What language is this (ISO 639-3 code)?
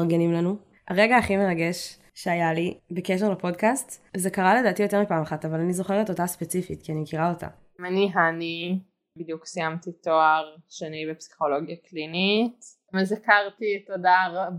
heb